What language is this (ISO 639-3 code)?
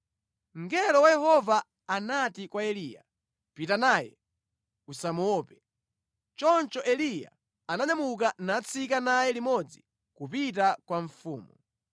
nya